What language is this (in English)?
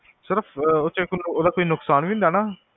Punjabi